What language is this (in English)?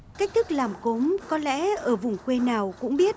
Vietnamese